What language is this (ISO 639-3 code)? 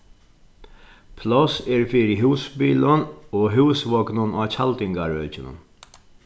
fao